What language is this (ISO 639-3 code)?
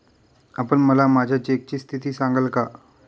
mar